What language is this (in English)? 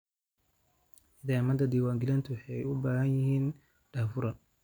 Somali